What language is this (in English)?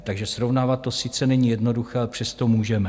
Czech